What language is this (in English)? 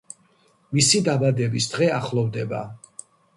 Georgian